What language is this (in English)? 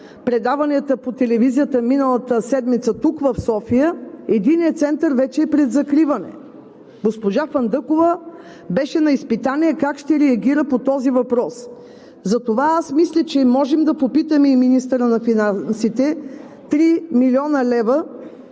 Bulgarian